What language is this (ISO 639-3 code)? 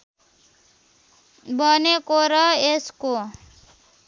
nep